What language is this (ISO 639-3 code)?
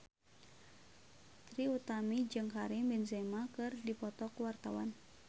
sun